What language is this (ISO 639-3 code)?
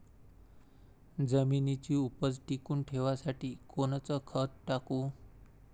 mar